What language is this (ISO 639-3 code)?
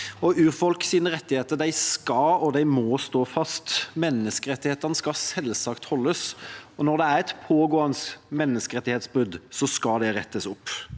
nor